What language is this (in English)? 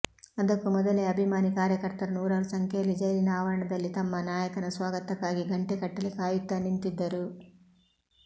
Kannada